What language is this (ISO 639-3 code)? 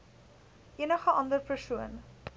afr